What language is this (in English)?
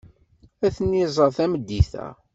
Kabyle